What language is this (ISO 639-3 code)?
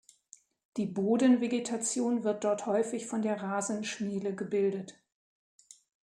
deu